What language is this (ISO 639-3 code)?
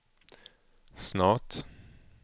swe